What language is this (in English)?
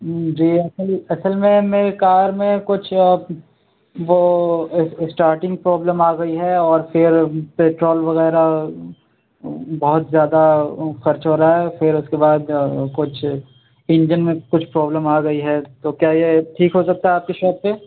Urdu